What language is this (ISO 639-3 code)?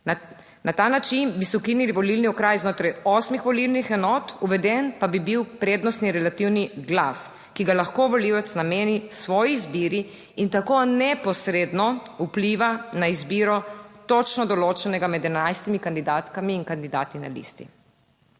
slv